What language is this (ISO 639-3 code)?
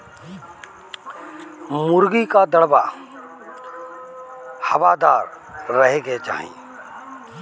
bho